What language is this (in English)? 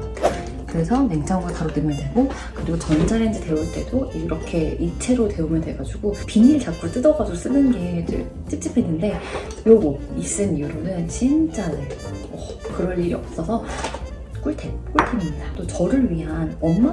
Korean